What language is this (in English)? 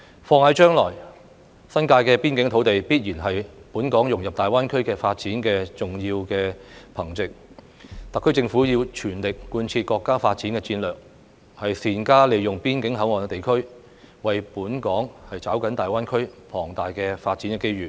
Cantonese